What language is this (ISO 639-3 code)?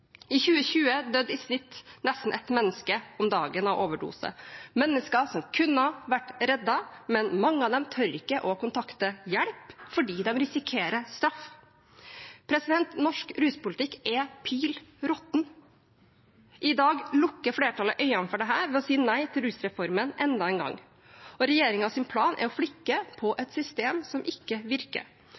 nob